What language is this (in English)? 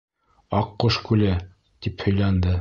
Bashkir